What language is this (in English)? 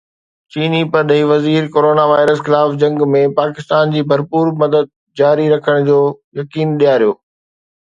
Sindhi